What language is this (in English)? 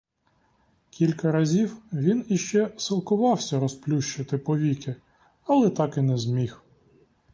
Ukrainian